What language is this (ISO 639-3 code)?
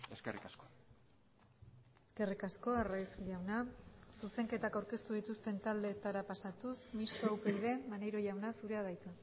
eus